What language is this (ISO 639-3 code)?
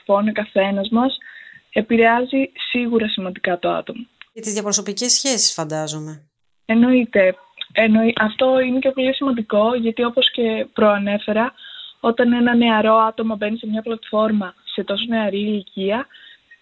ell